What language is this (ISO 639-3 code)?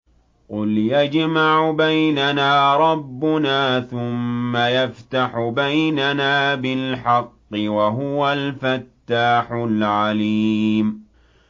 ara